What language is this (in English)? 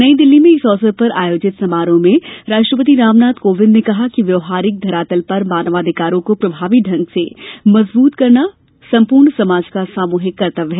Hindi